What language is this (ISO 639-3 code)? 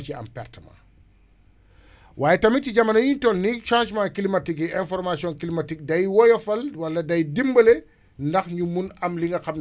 wol